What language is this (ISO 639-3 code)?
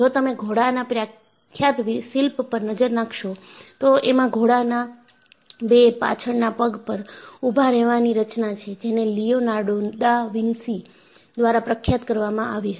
guj